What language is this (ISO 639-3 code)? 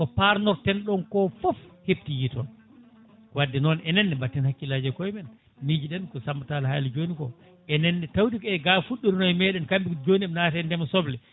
ful